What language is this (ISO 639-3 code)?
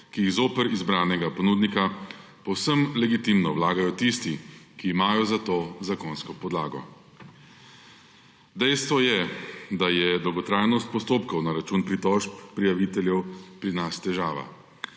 slv